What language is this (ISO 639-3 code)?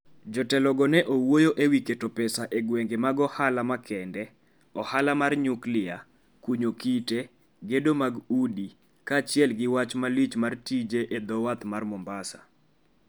luo